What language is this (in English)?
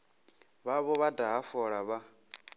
Venda